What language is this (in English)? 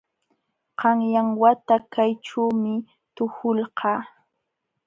Jauja Wanca Quechua